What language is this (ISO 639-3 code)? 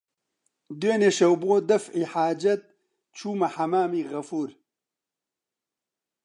ckb